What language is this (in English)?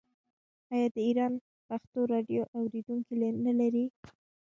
Pashto